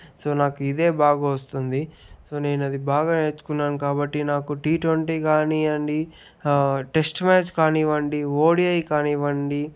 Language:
Telugu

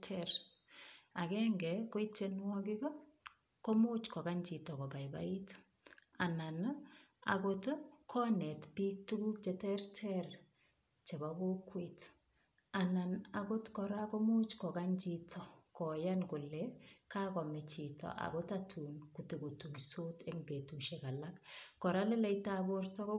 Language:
Kalenjin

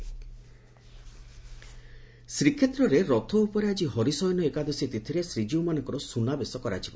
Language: Odia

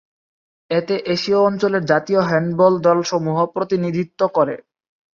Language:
Bangla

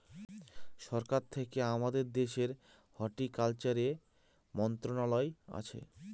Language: Bangla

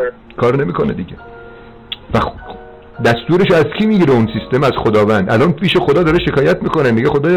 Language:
Persian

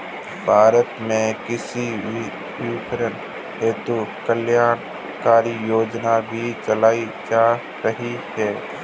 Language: Hindi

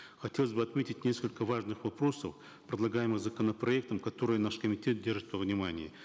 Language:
Kazakh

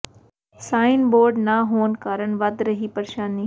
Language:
Punjabi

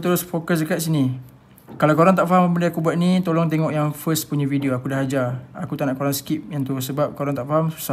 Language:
Malay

